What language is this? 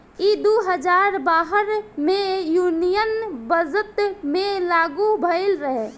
Bhojpuri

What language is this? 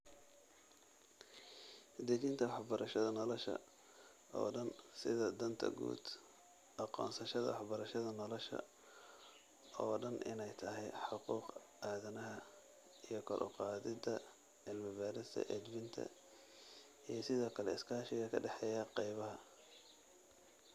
Somali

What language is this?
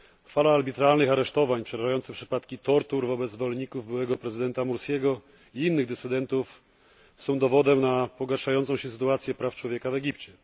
Polish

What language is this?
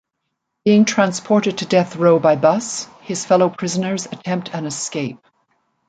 English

